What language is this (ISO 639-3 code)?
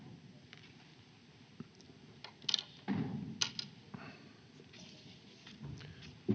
fin